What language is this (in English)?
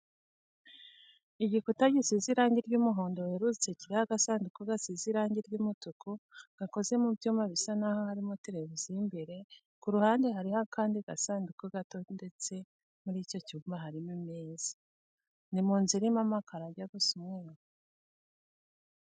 Kinyarwanda